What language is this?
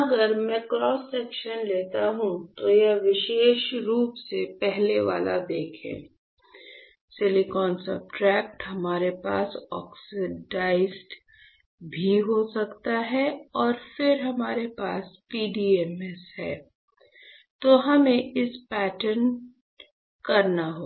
Hindi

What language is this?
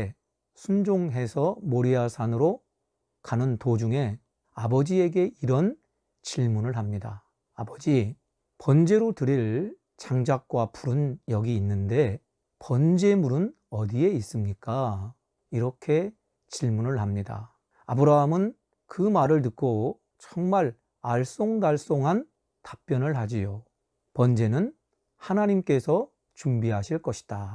Korean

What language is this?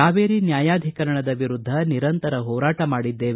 Kannada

